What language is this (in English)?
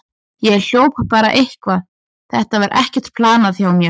Icelandic